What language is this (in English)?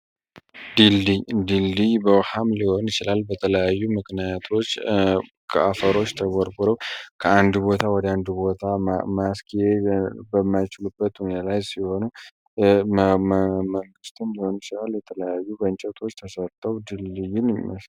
Amharic